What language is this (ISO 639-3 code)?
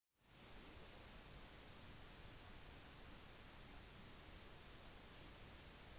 nob